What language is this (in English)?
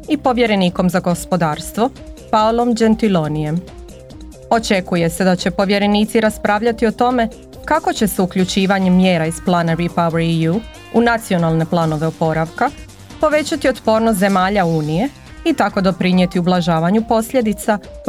Croatian